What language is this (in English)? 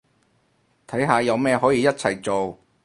Cantonese